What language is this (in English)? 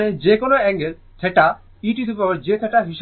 Bangla